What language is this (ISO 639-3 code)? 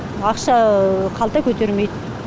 kaz